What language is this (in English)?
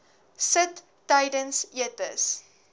Afrikaans